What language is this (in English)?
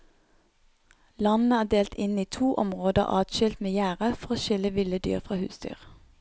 Norwegian